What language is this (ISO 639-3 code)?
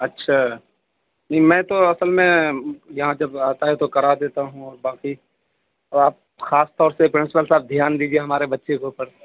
urd